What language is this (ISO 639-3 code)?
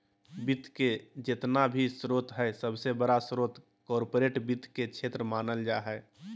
mag